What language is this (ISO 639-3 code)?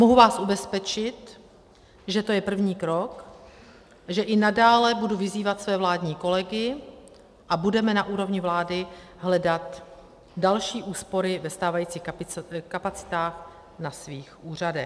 ces